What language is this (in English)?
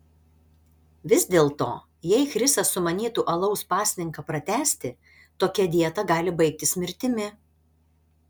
Lithuanian